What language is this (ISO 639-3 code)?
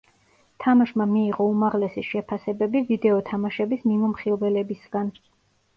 kat